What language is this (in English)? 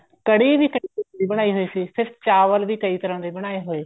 Punjabi